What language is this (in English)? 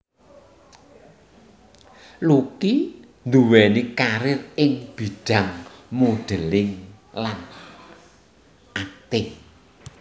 Javanese